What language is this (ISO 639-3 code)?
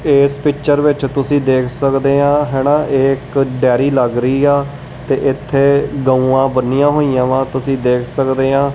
pan